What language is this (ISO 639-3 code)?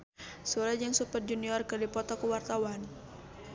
sun